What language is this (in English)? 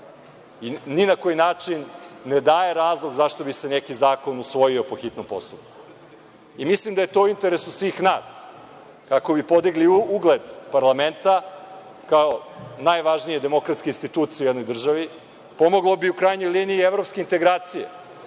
Serbian